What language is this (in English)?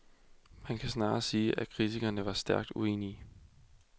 Danish